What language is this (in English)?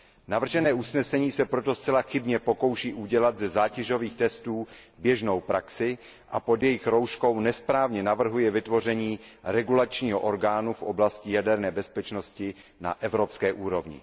Czech